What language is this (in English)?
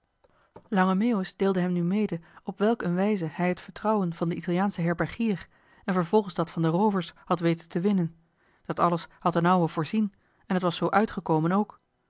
Dutch